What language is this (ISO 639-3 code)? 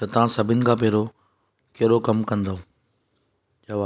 snd